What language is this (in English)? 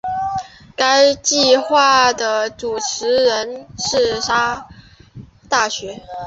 Chinese